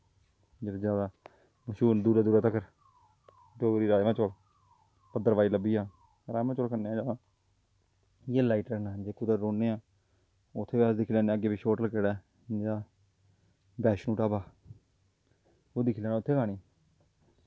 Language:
Dogri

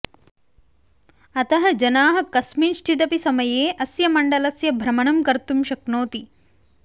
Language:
Sanskrit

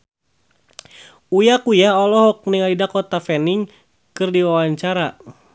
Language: Sundanese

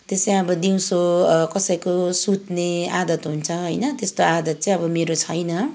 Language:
Nepali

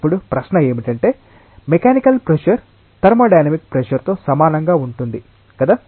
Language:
Telugu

